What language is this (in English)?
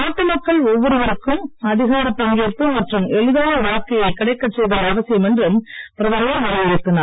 Tamil